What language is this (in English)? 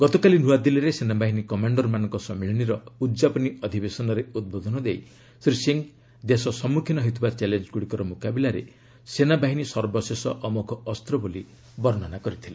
Odia